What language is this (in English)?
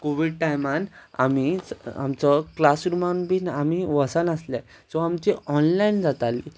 Konkani